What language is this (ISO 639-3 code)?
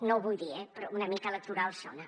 cat